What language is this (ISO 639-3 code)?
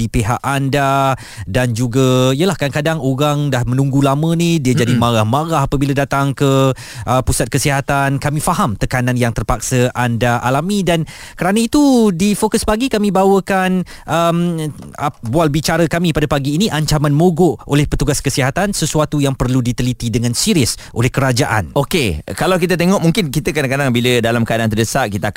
msa